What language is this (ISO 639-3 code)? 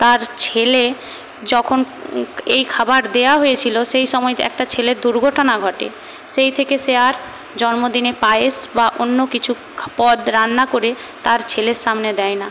ben